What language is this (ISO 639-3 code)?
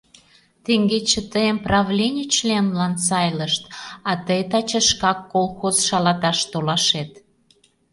chm